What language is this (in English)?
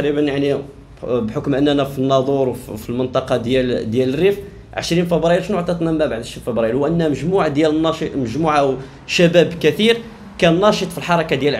Arabic